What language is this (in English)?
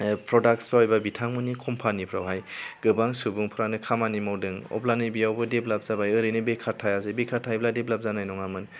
Bodo